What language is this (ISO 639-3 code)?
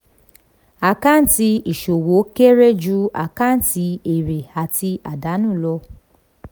yor